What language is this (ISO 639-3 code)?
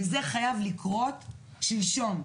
heb